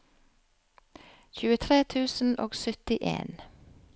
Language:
Norwegian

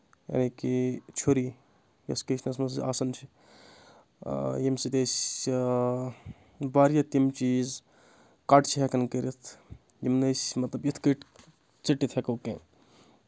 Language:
Kashmiri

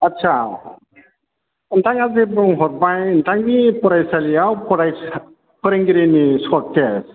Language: Bodo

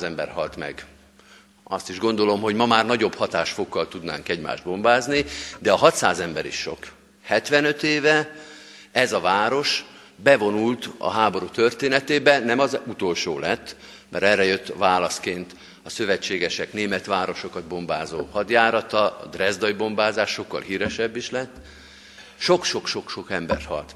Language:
Hungarian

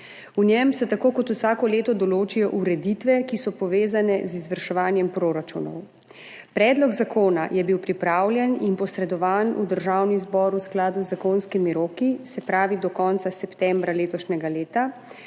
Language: Slovenian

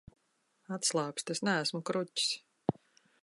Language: Latvian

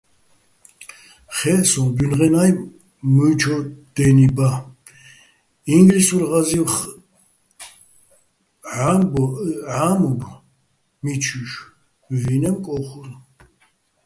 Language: Bats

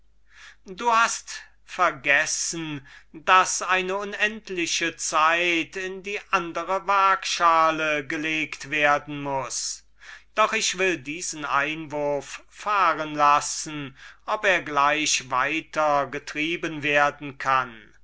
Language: German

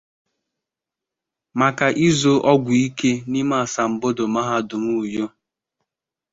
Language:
Igbo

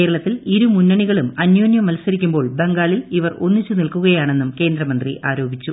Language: Malayalam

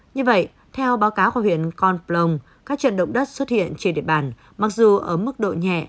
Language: Vietnamese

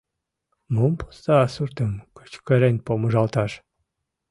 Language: Mari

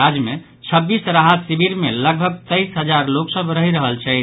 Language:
Maithili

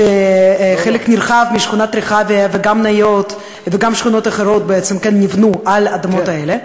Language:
Hebrew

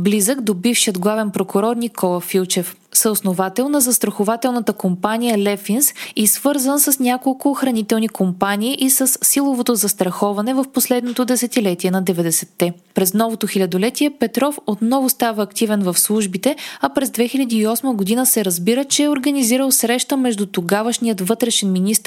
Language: Bulgarian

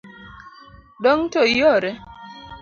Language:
Luo (Kenya and Tanzania)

